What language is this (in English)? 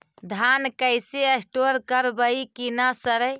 Magahi